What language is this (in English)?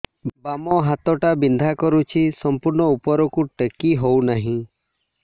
Odia